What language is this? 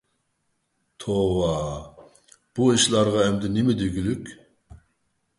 Uyghur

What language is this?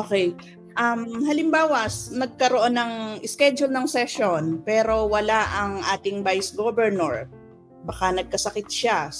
Filipino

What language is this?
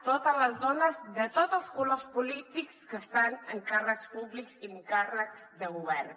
Catalan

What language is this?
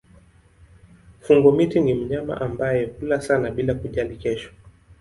Swahili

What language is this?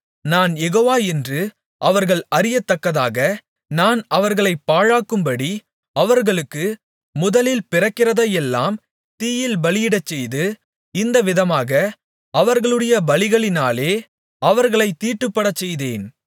Tamil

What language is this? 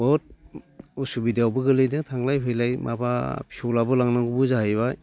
Bodo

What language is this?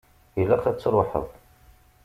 Kabyle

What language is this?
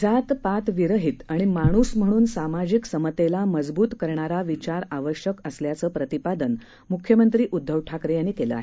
Marathi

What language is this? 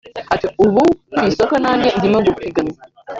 Kinyarwanda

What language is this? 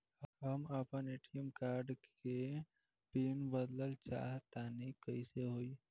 Bhojpuri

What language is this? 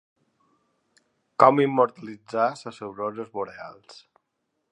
Catalan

